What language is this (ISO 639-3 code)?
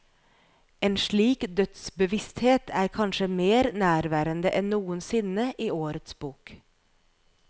nor